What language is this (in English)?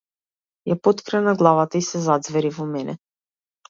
Macedonian